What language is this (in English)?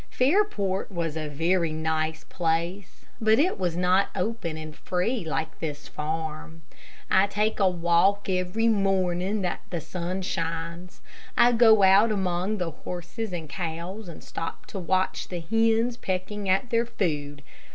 English